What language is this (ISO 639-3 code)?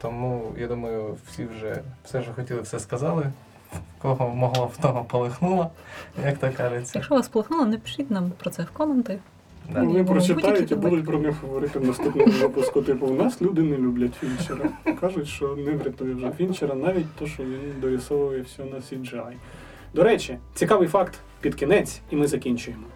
ukr